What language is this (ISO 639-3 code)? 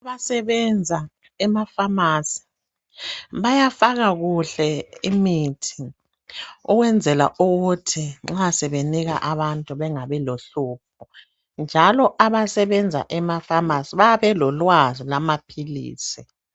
nde